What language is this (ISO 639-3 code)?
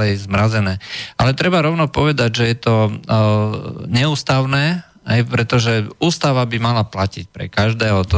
slk